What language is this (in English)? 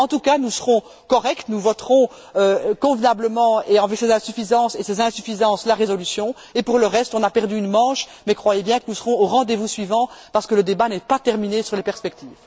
French